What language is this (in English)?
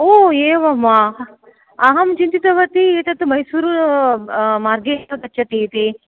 Sanskrit